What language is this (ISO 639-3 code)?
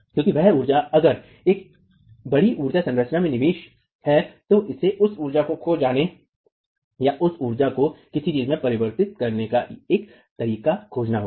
hin